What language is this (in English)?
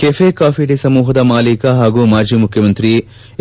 Kannada